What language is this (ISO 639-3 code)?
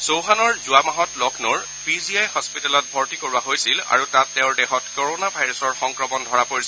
asm